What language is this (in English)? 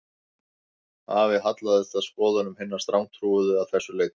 Icelandic